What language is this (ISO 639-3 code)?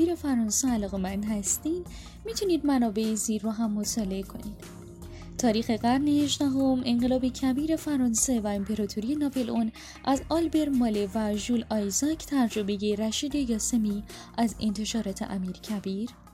fas